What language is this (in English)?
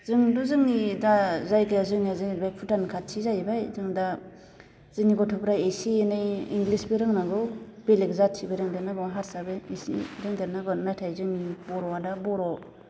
Bodo